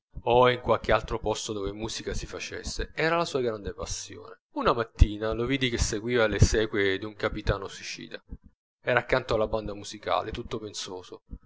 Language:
Italian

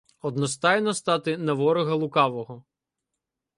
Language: Ukrainian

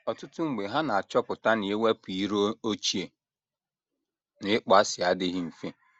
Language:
Igbo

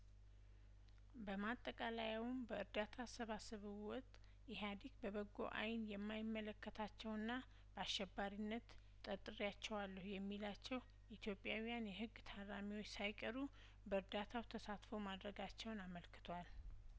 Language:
Amharic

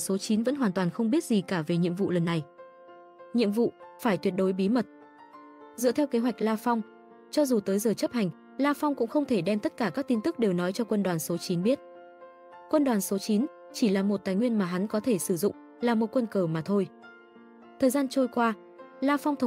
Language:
Vietnamese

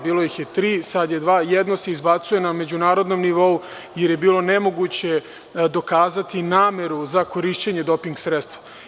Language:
Serbian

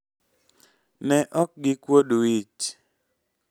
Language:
Luo (Kenya and Tanzania)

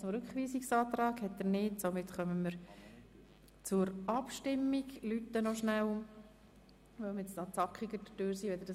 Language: Swiss German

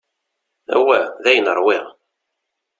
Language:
Kabyle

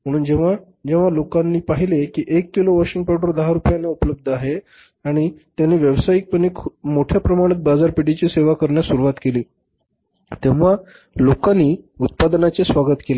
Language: Marathi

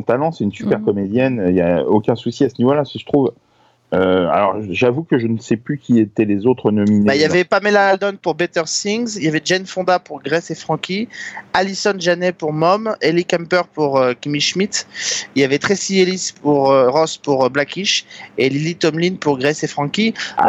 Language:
French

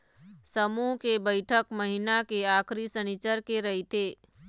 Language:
Chhattisgarhi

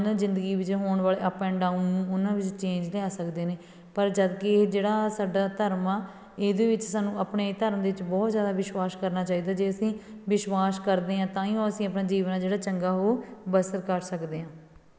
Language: Punjabi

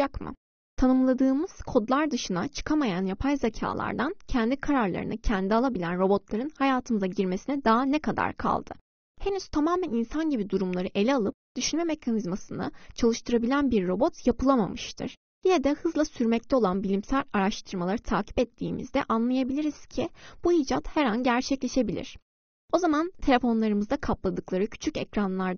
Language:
Turkish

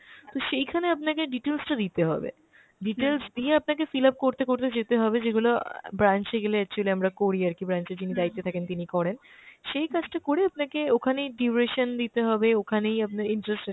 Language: Bangla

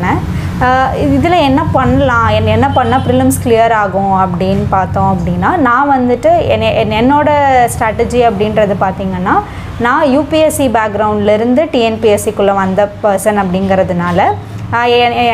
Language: Thai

